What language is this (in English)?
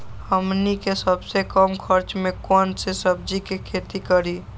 Magahi